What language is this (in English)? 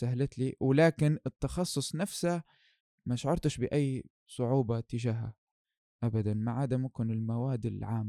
Arabic